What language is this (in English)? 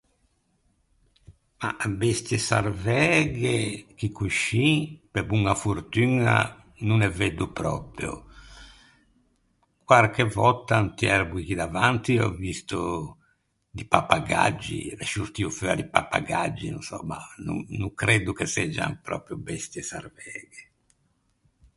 Ligurian